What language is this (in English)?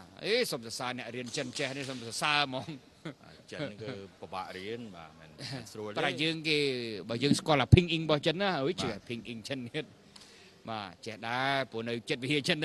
Thai